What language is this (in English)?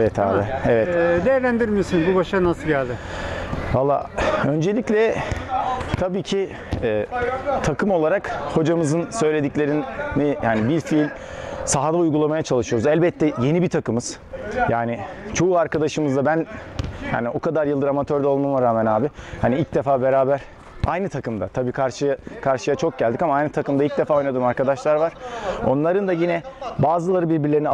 Turkish